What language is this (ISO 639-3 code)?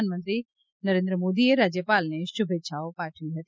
guj